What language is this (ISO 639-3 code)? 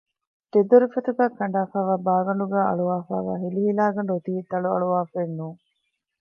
div